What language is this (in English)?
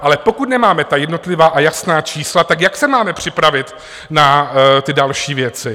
Czech